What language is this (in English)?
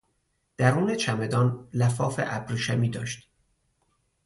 Persian